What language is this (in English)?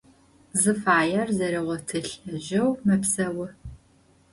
Adyghe